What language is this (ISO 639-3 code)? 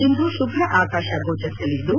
kan